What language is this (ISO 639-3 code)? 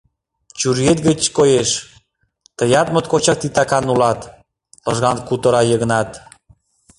chm